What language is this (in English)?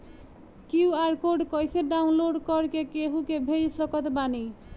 Bhojpuri